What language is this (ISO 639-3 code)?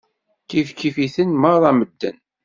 kab